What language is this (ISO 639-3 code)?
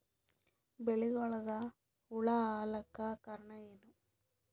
kan